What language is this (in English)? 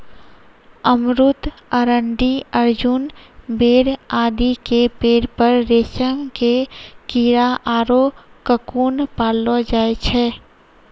Maithili